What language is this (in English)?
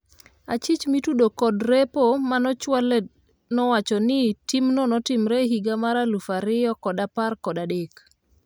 Luo (Kenya and Tanzania)